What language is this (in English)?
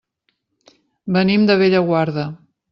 Catalan